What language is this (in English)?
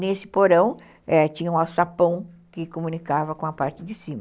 Portuguese